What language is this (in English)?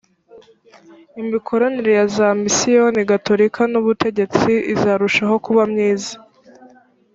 Kinyarwanda